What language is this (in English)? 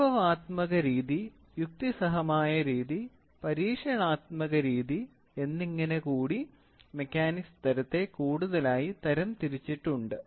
Malayalam